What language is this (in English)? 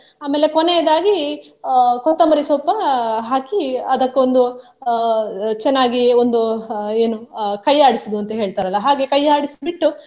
Kannada